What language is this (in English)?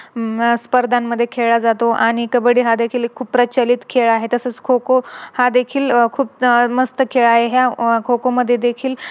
Marathi